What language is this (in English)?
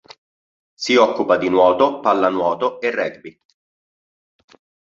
Italian